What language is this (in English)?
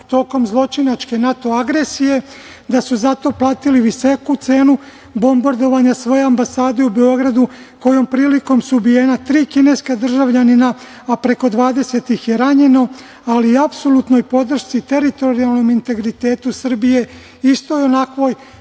Serbian